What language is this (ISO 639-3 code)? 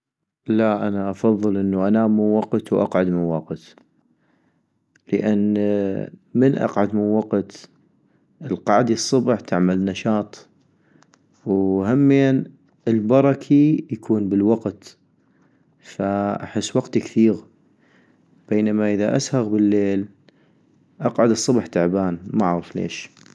ayp